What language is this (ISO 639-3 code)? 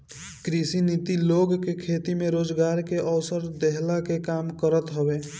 bho